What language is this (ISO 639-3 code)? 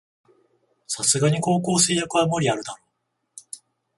jpn